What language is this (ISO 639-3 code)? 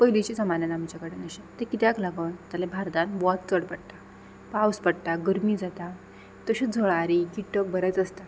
kok